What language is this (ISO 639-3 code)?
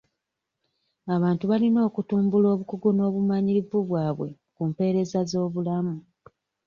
lug